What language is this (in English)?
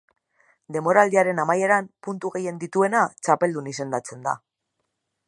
Basque